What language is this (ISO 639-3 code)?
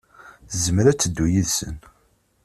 kab